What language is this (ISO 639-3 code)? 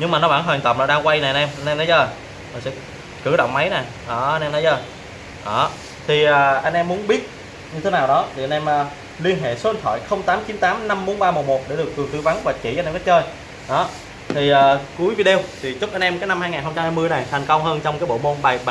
vie